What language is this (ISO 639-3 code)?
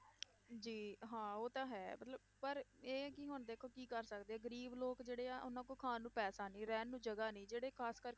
pan